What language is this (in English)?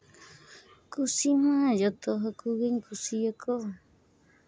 Santali